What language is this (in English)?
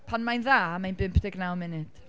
Welsh